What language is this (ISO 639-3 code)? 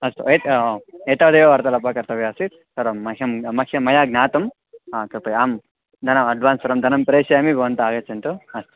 san